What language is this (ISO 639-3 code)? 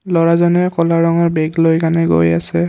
asm